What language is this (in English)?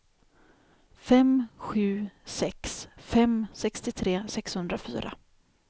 Swedish